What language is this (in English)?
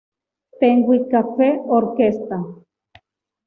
Spanish